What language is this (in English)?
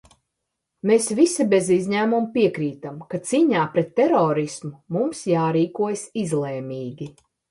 Latvian